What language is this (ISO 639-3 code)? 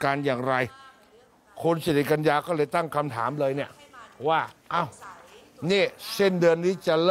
tha